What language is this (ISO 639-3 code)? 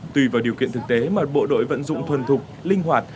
vie